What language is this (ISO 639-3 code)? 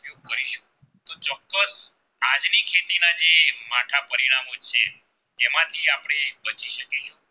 guj